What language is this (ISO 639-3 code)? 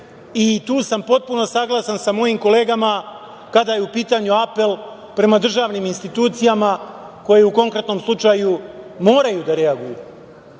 srp